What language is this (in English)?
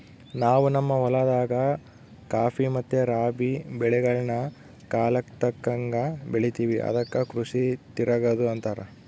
Kannada